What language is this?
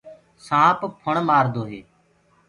Gurgula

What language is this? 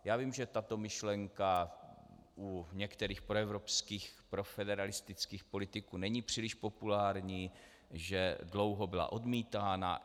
Czech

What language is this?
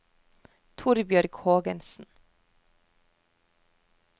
Norwegian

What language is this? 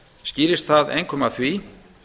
Icelandic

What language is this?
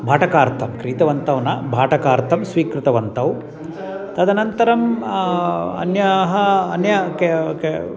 Sanskrit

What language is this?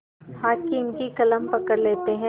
Hindi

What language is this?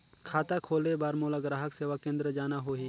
Chhattisgarhi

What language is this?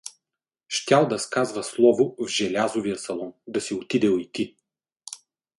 Bulgarian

